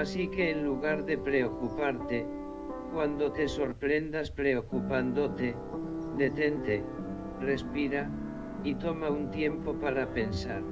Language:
Spanish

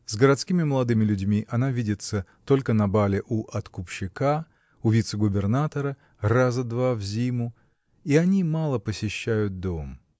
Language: Russian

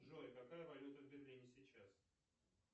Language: Russian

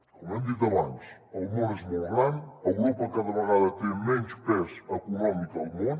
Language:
Catalan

